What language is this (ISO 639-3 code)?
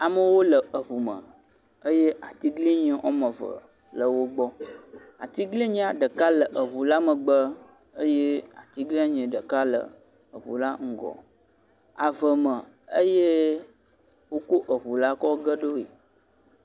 ewe